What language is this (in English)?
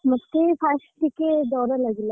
Odia